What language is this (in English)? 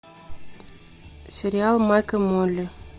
Russian